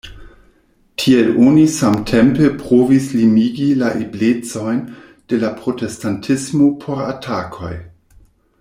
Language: Esperanto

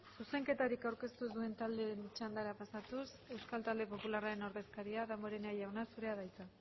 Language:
Basque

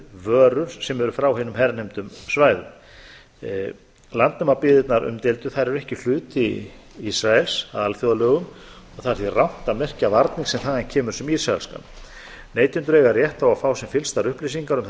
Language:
Icelandic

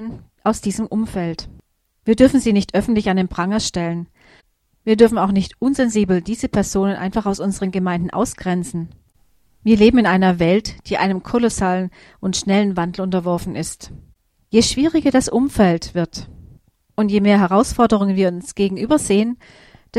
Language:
German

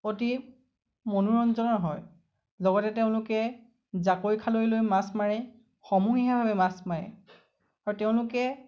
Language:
Assamese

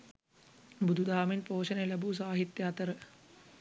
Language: Sinhala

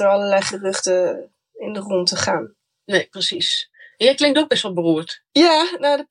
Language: Dutch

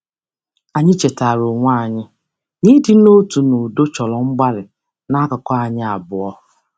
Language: Igbo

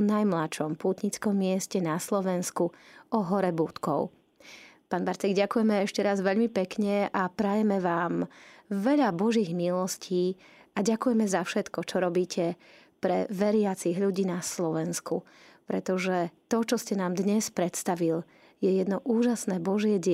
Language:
Slovak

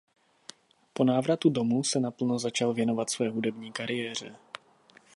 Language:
Czech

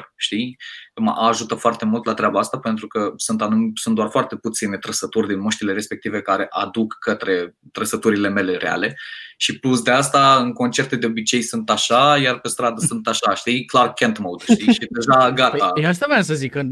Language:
Romanian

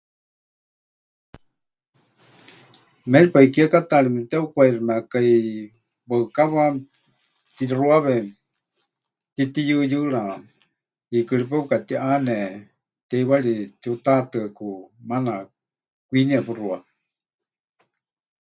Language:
Huichol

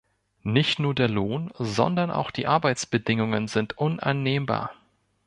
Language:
German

